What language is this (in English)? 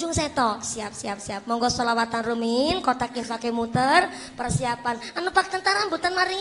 Indonesian